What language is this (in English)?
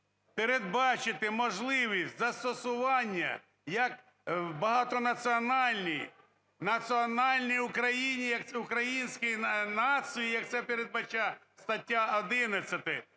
Ukrainian